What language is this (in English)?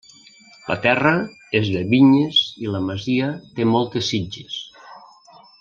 Catalan